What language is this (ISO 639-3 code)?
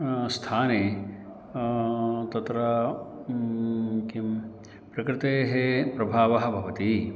san